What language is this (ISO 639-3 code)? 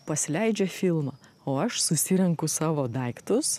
lit